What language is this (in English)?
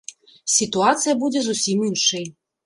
Belarusian